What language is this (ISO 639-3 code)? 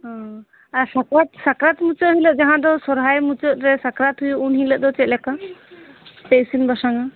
sat